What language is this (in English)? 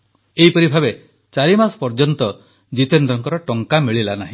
Odia